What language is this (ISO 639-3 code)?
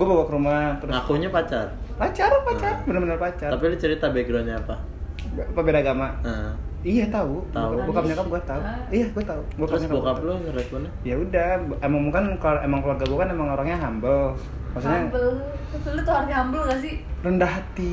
ind